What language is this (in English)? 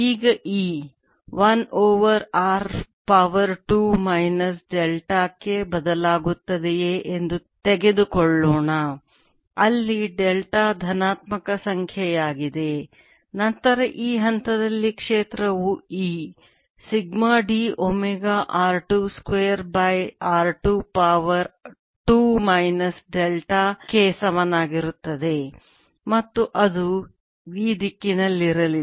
Kannada